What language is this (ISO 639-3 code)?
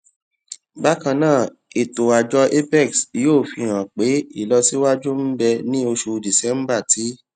yor